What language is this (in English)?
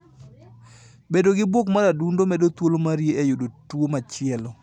Luo (Kenya and Tanzania)